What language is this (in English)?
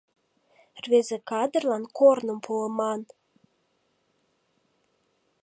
Mari